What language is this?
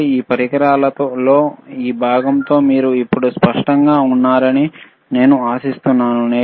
Telugu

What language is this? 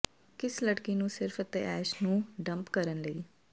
Punjabi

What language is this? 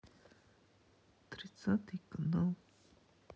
Russian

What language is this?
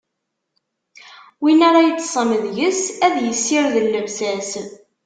Kabyle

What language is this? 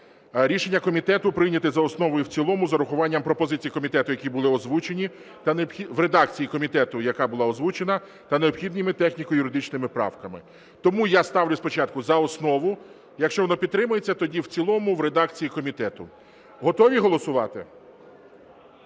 Ukrainian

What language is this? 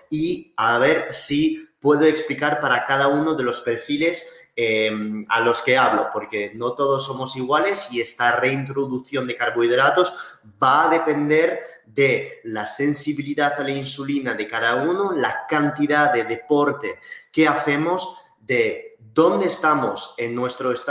Spanish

